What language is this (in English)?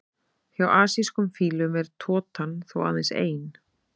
Icelandic